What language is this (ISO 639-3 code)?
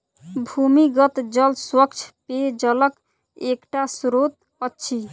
mai